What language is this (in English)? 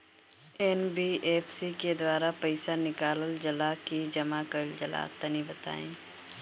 Bhojpuri